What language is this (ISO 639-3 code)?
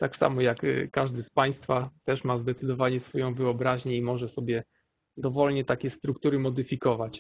pol